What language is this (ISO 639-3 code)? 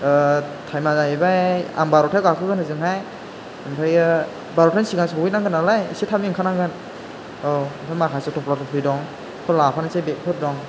brx